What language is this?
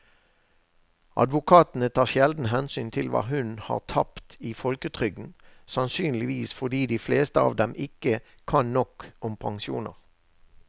Norwegian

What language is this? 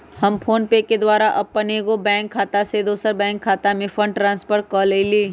Magahi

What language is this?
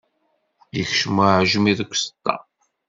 Kabyle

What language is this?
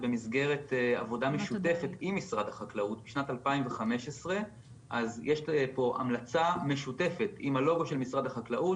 Hebrew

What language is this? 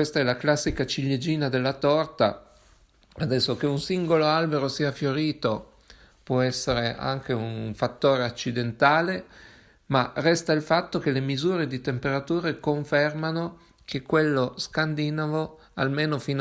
Italian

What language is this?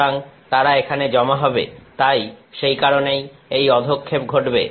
Bangla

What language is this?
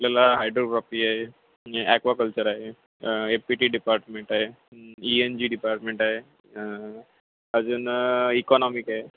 Marathi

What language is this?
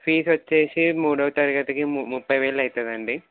Telugu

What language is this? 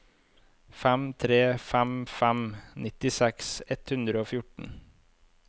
Norwegian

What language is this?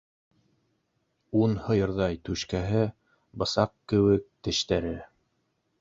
Bashkir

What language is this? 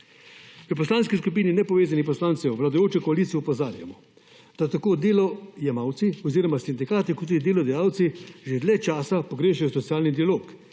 Slovenian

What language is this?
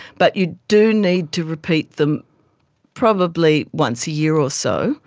English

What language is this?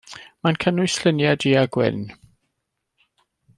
Welsh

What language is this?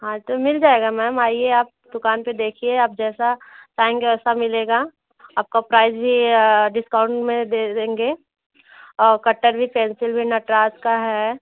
Hindi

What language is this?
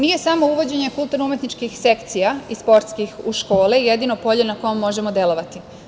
Serbian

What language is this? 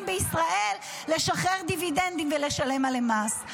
Hebrew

